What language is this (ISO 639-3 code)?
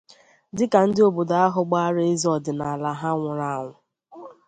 ibo